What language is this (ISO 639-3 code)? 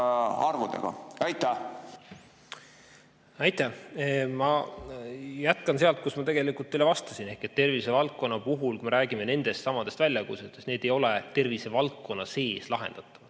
est